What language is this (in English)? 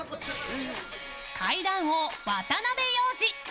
Japanese